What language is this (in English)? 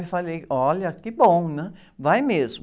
Portuguese